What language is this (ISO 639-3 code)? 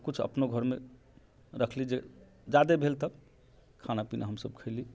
mai